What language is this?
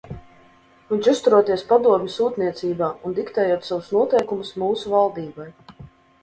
Latvian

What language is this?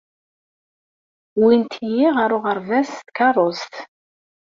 Kabyle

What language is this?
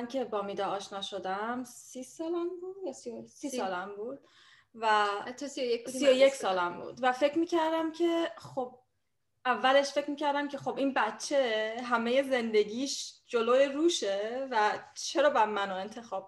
Persian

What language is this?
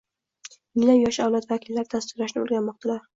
Uzbek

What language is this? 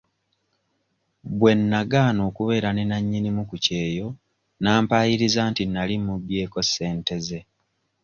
Ganda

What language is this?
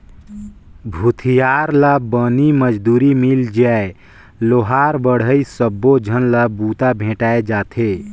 Chhattisgarhi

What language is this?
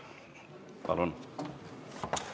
Estonian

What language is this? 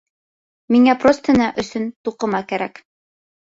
Bashkir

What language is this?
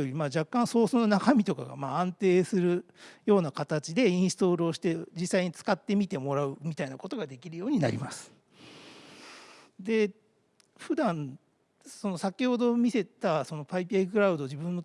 Japanese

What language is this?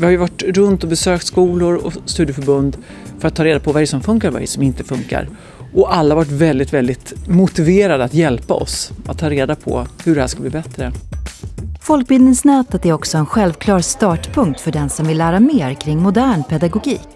Swedish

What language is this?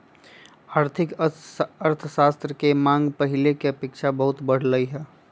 Magahi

